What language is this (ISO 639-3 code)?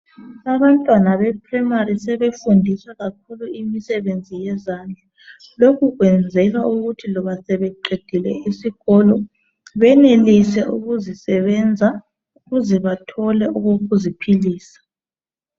nde